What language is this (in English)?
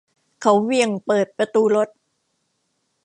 Thai